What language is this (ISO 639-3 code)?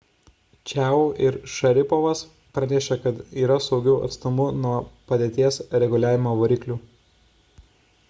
lit